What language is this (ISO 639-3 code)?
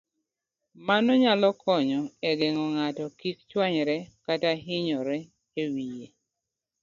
luo